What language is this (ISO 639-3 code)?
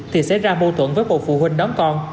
vie